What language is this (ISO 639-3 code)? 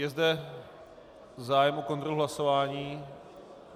ces